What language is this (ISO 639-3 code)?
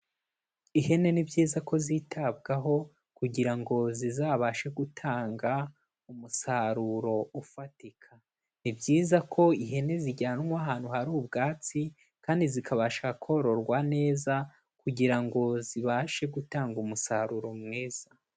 kin